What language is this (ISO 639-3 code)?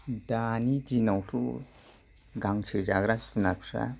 brx